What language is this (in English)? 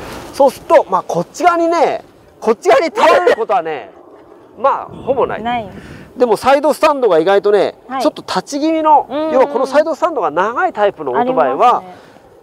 Japanese